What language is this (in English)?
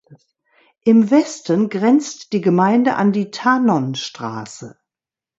German